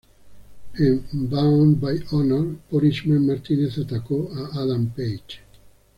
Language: Spanish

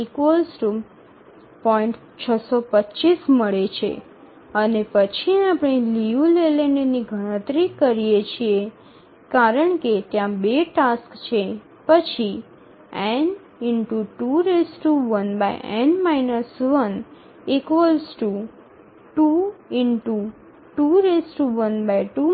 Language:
Gujarati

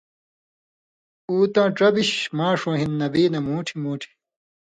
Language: Indus Kohistani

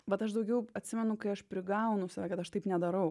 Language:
Lithuanian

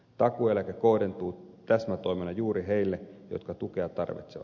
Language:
Finnish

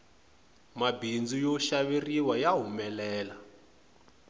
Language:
Tsonga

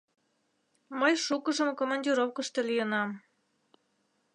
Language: Mari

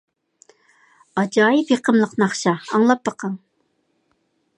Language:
Uyghur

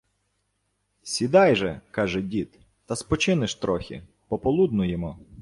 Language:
Ukrainian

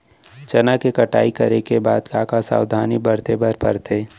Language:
Chhattisgarhi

